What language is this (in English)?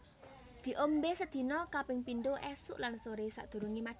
Javanese